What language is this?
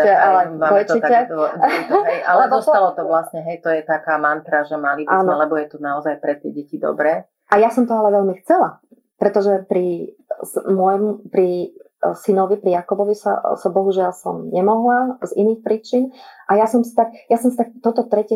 Slovak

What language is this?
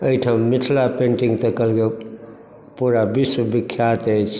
Maithili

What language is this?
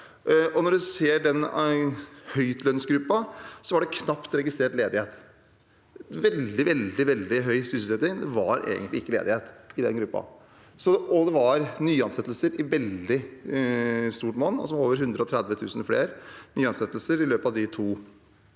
Norwegian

